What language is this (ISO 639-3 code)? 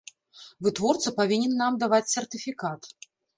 bel